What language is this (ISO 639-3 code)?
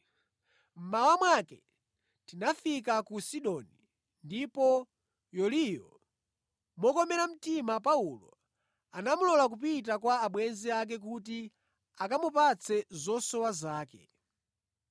nya